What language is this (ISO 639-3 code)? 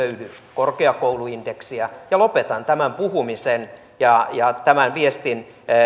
fin